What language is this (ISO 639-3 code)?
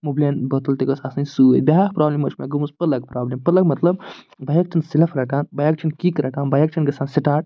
kas